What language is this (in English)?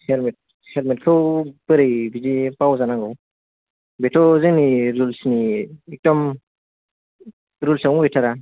Bodo